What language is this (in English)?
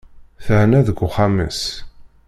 Kabyle